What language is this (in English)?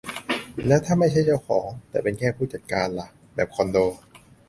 Thai